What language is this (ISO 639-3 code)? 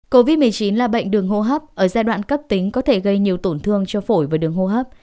vie